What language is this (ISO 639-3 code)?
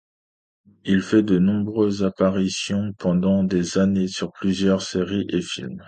fra